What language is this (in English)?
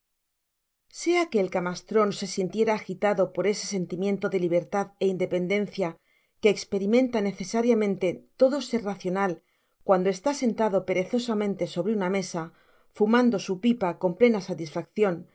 Spanish